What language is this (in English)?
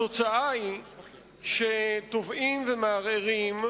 Hebrew